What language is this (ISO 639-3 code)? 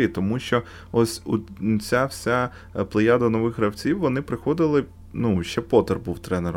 ukr